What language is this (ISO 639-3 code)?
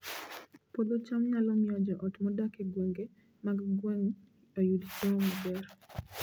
luo